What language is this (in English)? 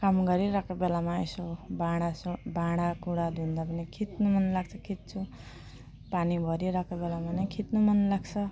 Nepali